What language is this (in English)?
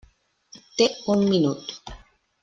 Catalan